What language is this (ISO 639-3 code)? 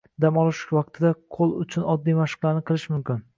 uzb